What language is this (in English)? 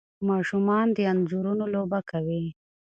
Pashto